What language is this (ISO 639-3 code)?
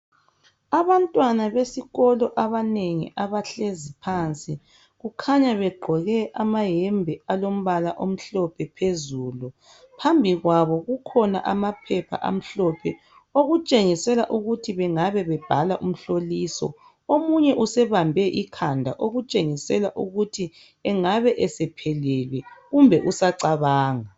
nde